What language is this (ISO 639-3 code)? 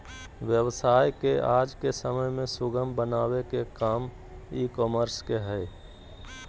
mag